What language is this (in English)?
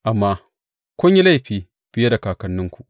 Hausa